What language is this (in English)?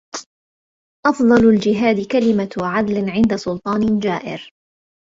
Arabic